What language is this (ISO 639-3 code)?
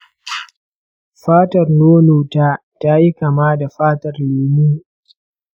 hau